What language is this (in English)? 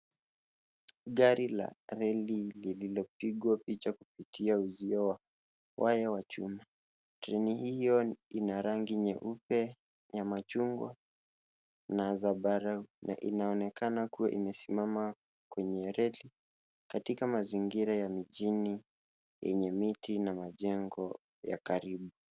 Swahili